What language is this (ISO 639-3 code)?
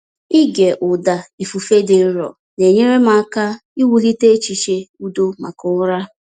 ibo